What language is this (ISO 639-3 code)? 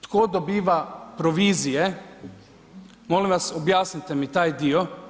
hrv